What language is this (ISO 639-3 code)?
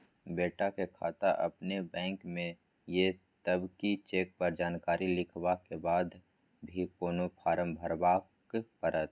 mai